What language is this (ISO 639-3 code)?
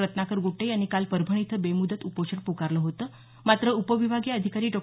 mar